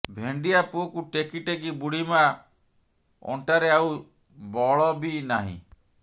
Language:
Odia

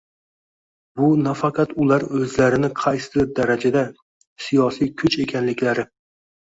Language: Uzbek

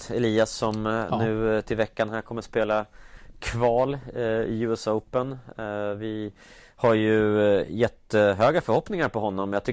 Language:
Swedish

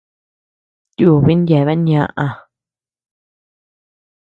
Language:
Tepeuxila Cuicatec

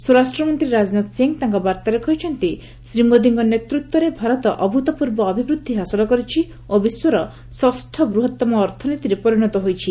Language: Odia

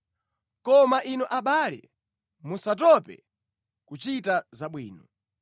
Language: Nyanja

